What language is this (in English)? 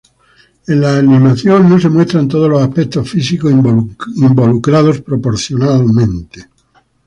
Spanish